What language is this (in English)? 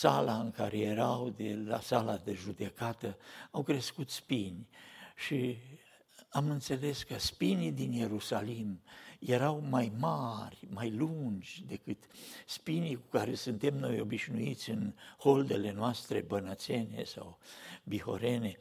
Romanian